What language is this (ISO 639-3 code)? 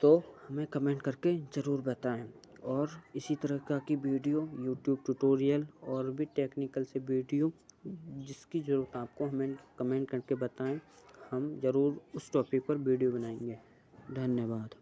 hin